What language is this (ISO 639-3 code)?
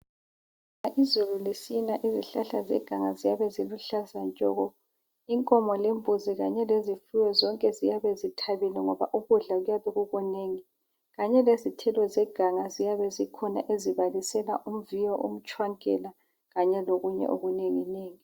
nde